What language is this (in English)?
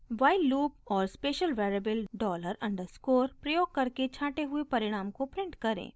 Hindi